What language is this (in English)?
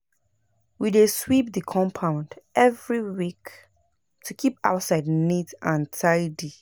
Nigerian Pidgin